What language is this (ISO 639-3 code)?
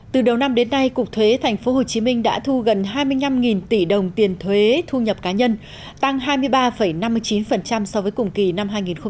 vie